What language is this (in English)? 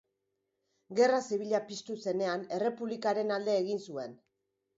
Basque